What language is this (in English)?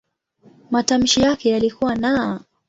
Swahili